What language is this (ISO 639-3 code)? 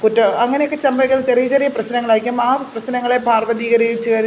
mal